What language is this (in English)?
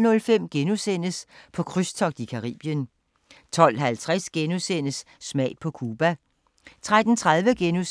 Danish